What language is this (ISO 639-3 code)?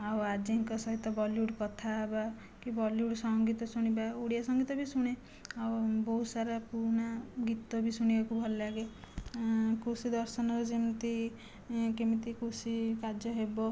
ori